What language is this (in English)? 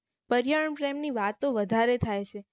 Gujarati